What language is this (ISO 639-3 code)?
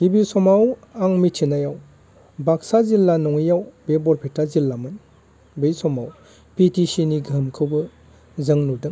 brx